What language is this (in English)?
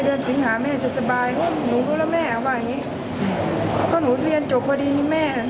Thai